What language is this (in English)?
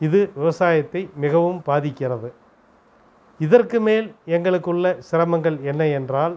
Tamil